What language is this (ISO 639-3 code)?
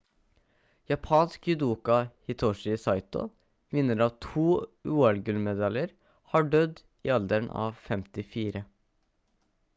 nob